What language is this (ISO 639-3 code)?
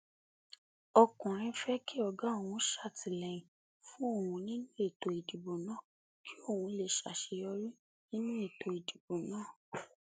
yor